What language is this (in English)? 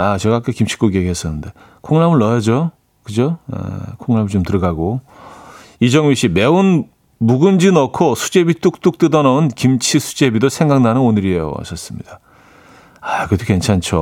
Korean